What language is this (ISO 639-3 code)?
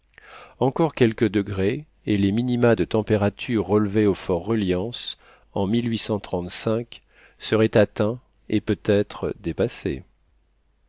fra